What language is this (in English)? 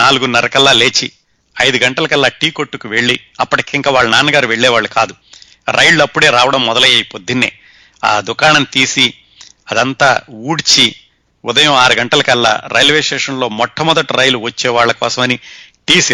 Telugu